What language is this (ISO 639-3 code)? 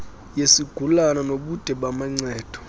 xho